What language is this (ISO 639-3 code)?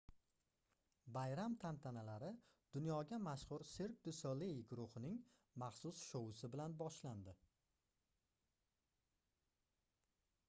uzb